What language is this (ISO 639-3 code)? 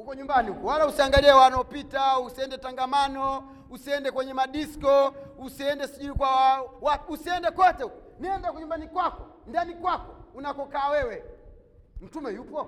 swa